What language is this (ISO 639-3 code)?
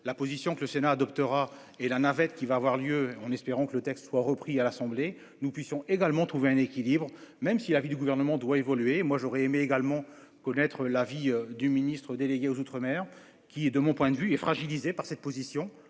fra